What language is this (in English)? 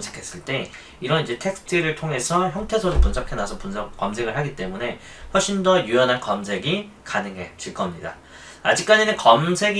Korean